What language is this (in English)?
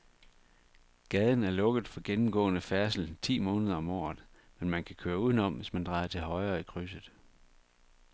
Danish